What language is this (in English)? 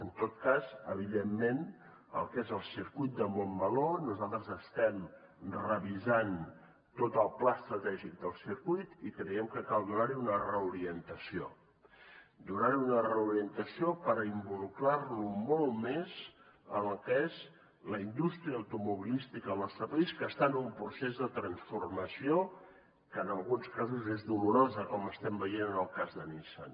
Catalan